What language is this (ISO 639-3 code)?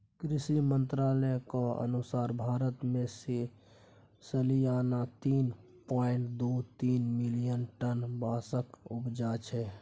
mai